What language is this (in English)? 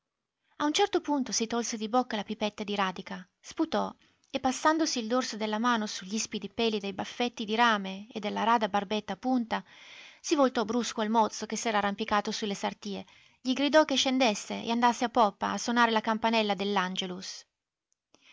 Italian